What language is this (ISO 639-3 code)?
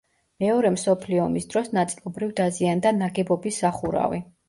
kat